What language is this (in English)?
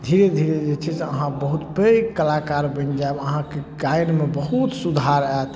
Maithili